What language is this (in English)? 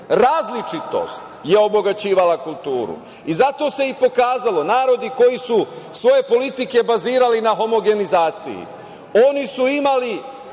Serbian